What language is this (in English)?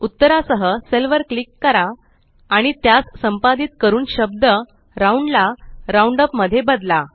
Marathi